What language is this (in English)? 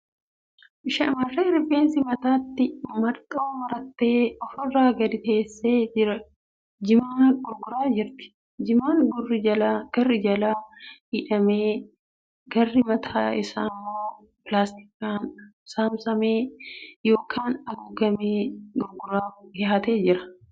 Oromo